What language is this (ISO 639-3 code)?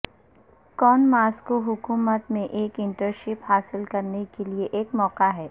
urd